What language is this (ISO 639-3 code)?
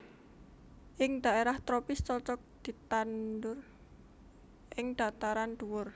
jav